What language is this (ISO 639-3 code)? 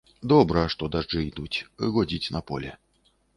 bel